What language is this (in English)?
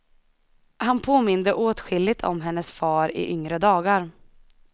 Swedish